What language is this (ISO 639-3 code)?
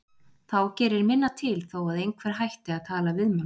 isl